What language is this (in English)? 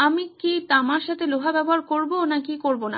Bangla